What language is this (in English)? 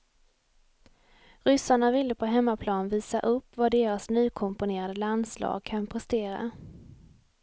Swedish